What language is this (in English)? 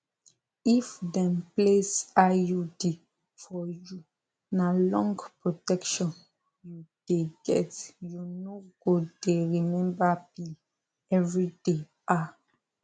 Nigerian Pidgin